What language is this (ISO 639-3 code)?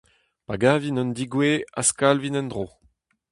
bre